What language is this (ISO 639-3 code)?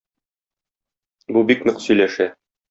tat